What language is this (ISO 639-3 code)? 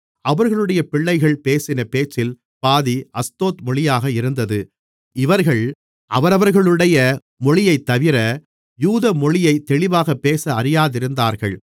tam